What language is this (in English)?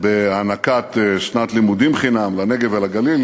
Hebrew